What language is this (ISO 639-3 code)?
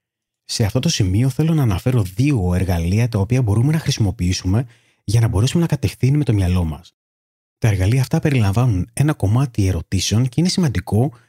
ell